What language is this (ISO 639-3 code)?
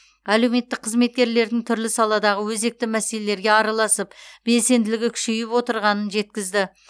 kaz